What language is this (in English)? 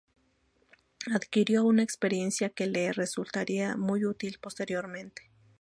Spanish